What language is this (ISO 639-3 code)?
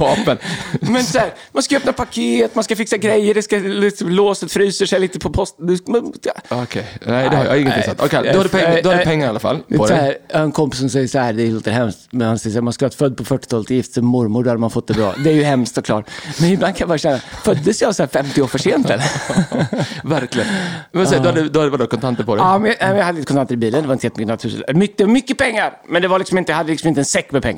swe